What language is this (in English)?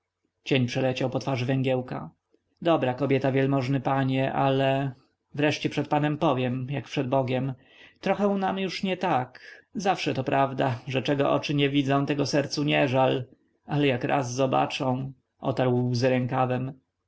Polish